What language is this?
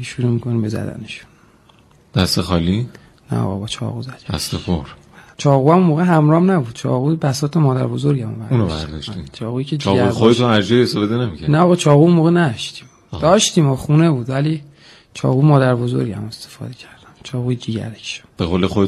Persian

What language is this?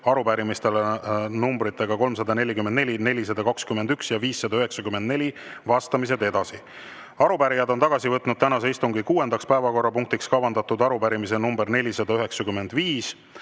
Estonian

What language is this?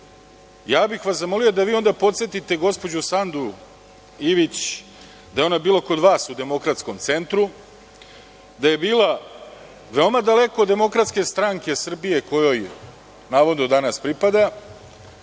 Serbian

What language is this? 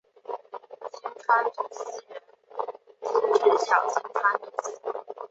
Chinese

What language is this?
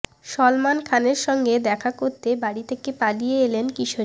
Bangla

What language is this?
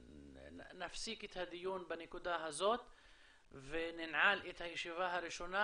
Hebrew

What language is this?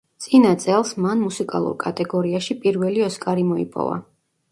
Georgian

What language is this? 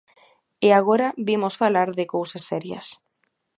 Galician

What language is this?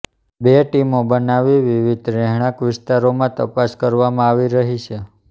Gujarati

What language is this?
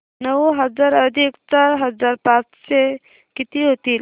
Marathi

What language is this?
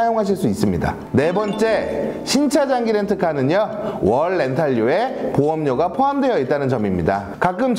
Korean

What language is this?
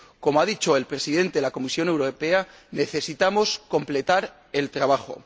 Spanish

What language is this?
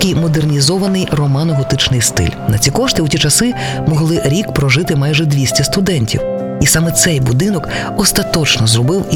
Ukrainian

